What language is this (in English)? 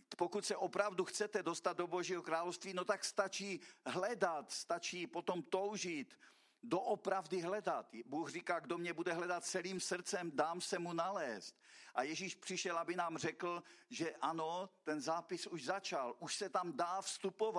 Czech